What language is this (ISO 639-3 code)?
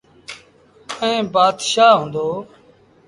sbn